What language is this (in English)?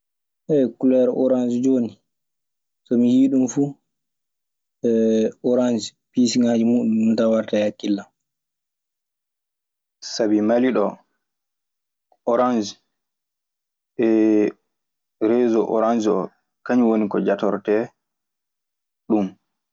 Maasina Fulfulde